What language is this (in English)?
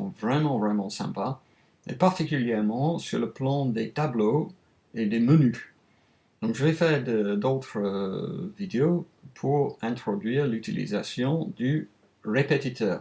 French